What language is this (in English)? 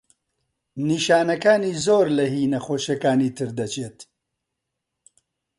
Central Kurdish